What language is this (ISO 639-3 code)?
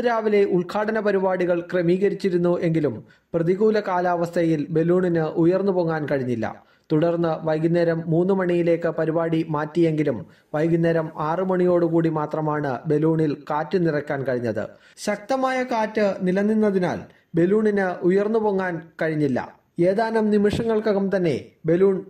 ron